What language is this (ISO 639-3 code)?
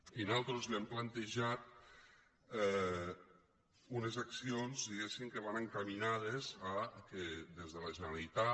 cat